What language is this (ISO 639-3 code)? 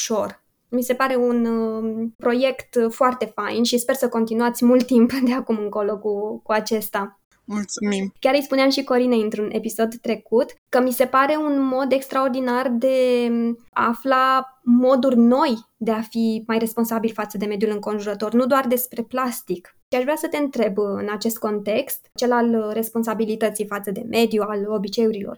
ron